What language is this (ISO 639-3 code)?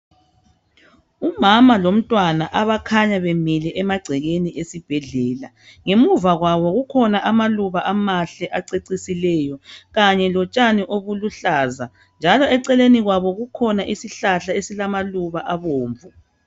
nde